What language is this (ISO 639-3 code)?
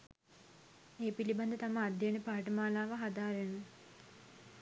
sin